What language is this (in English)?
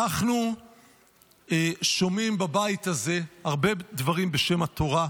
Hebrew